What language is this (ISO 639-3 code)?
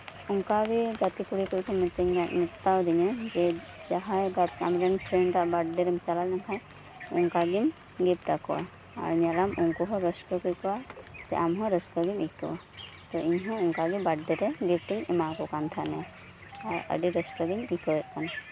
sat